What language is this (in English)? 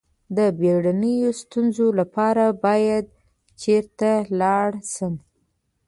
Pashto